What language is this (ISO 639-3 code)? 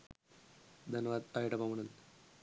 sin